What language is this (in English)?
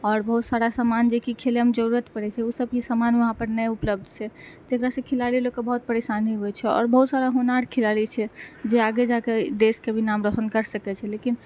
Maithili